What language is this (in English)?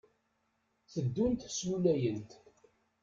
Kabyle